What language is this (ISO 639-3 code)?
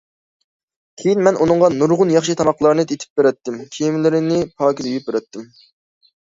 uig